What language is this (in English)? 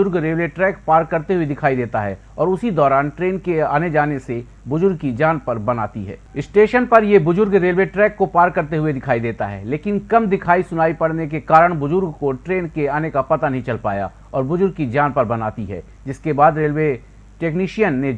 Hindi